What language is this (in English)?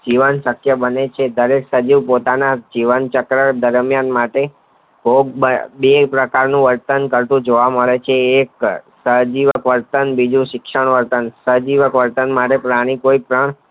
Gujarati